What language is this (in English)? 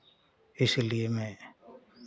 Hindi